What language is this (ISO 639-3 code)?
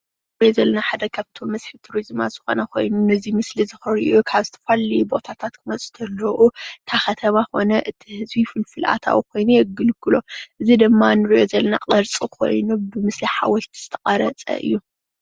tir